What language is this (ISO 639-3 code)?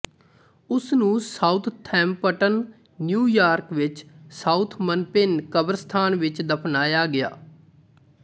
pan